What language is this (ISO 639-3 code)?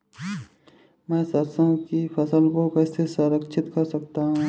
hin